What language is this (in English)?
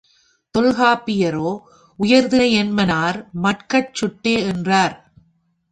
Tamil